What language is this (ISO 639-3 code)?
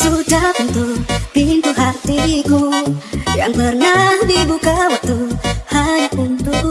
ind